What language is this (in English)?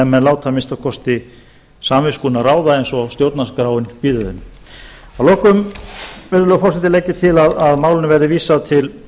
Icelandic